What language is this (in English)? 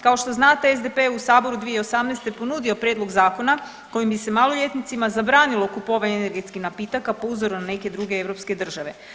Croatian